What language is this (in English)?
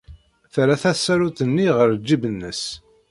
Kabyle